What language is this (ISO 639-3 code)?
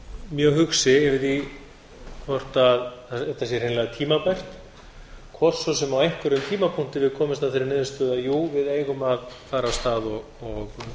isl